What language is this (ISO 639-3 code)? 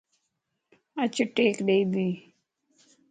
lss